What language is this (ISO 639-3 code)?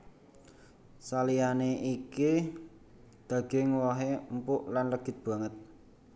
jav